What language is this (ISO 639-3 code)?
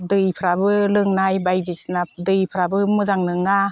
brx